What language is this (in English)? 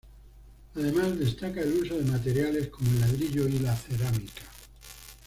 Spanish